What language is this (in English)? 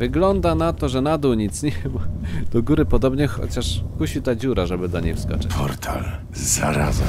Polish